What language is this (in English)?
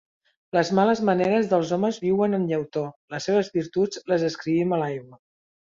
Catalan